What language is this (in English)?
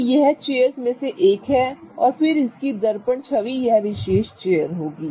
Hindi